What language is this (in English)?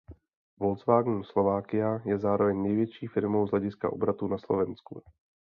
Czech